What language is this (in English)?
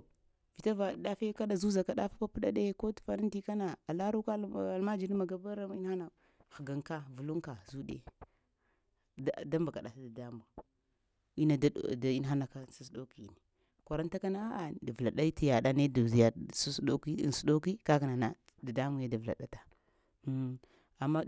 Lamang